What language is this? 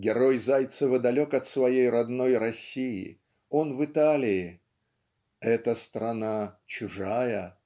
Russian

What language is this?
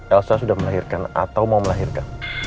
Indonesian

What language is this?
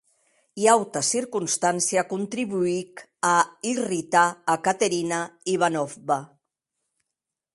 Occitan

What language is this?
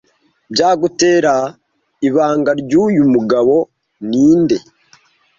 Kinyarwanda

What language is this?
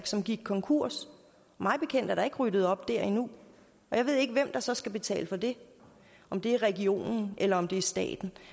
Danish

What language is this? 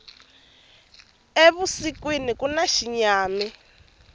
Tsonga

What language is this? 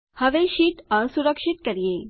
Gujarati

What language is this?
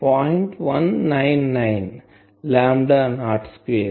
Telugu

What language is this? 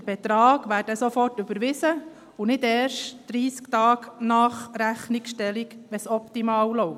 Swiss German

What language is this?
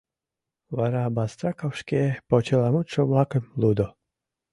Mari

